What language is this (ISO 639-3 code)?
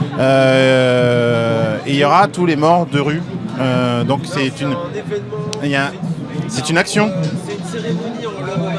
fra